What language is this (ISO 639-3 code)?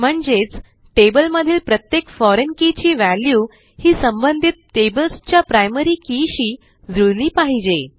mar